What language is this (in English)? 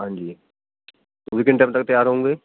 Punjabi